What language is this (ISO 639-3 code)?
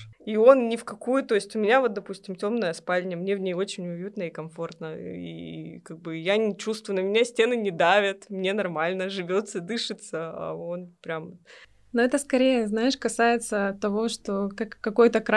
rus